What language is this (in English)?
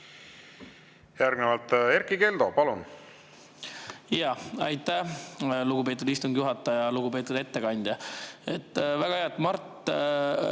Estonian